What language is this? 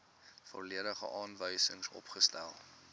Afrikaans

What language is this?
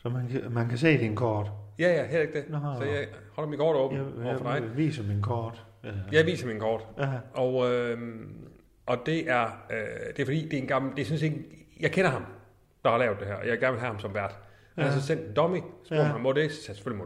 Danish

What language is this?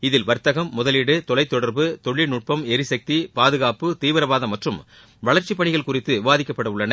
Tamil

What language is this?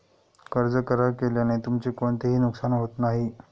Marathi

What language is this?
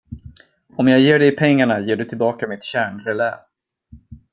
Swedish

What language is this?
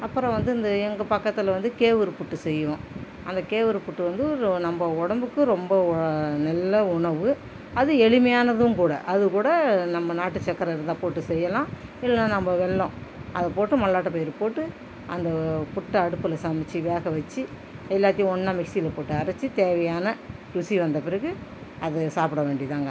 Tamil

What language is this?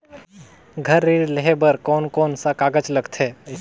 Chhattisgarhi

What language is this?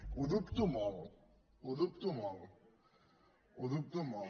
Catalan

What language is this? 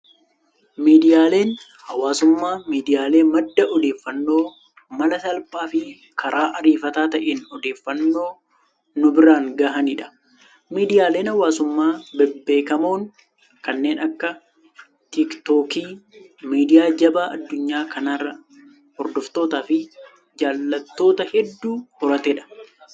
Oromo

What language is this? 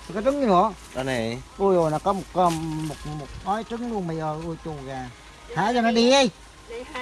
Vietnamese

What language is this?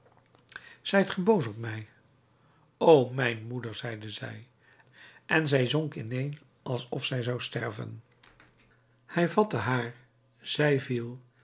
Dutch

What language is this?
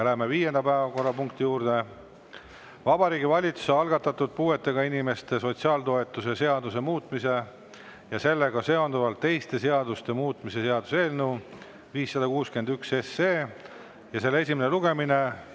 Estonian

